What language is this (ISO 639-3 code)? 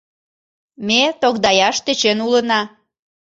chm